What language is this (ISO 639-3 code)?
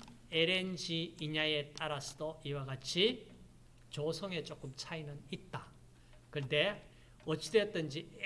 kor